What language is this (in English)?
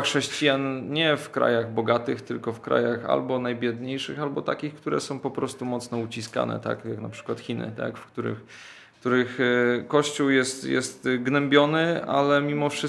Polish